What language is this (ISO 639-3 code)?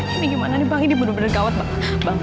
ind